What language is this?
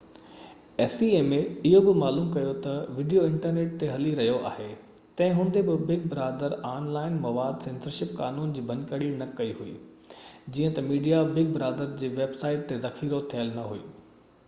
Sindhi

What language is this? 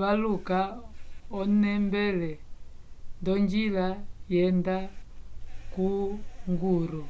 Umbundu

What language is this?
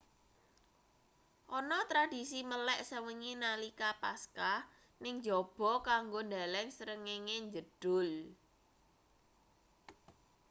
Javanese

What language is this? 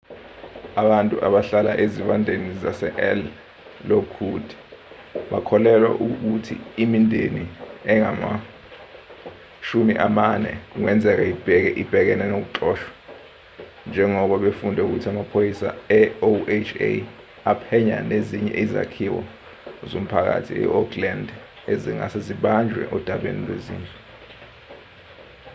Zulu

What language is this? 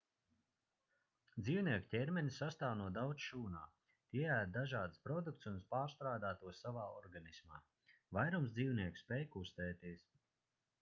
Latvian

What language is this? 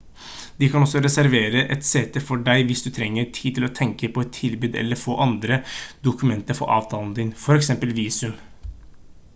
Norwegian Bokmål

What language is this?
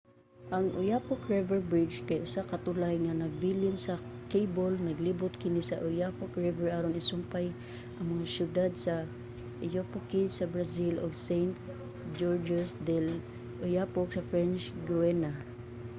Cebuano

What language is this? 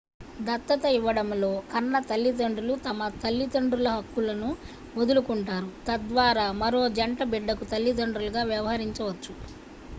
Telugu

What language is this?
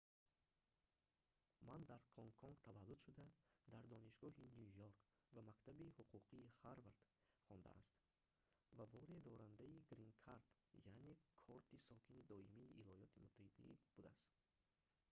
Tajik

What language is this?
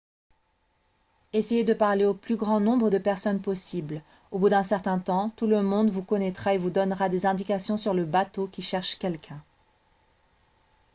French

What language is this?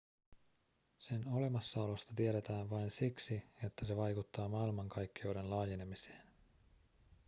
Finnish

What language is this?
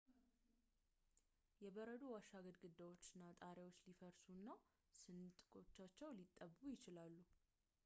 Amharic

